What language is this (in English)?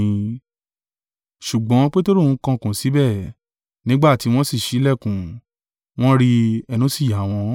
Yoruba